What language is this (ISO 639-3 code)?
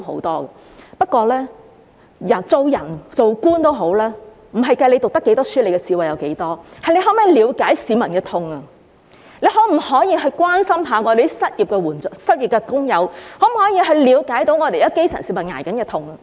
yue